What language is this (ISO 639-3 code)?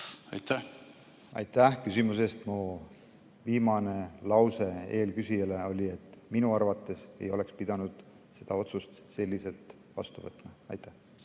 est